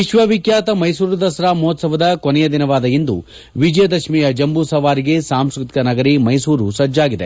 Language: Kannada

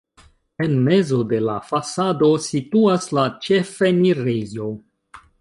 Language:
Esperanto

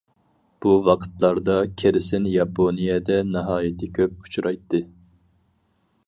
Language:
Uyghur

